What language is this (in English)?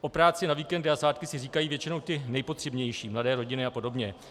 Czech